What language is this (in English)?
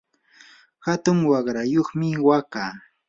Yanahuanca Pasco Quechua